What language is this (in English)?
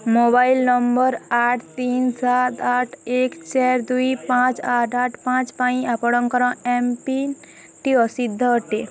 Odia